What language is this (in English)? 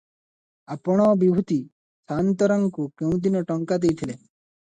Odia